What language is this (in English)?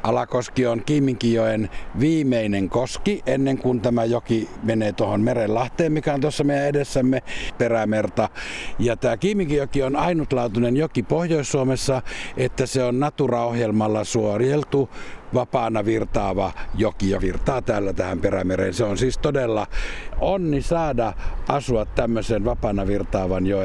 Finnish